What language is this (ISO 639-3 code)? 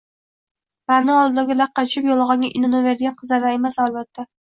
uzb